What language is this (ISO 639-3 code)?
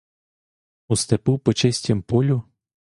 ukr